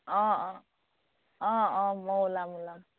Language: Assamese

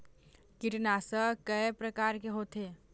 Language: Chhattisgarhi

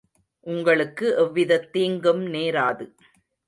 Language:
Tamil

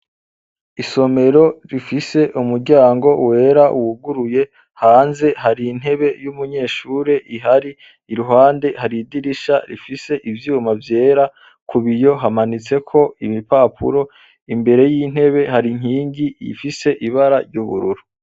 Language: Rundi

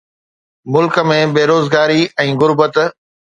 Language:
Sindhi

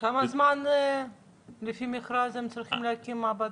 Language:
Hebrew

